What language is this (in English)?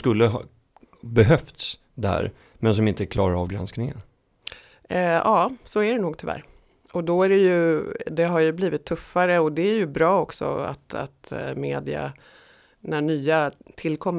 Swedish